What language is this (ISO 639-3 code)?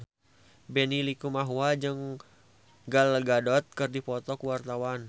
sun